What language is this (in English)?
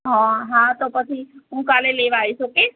Gujarati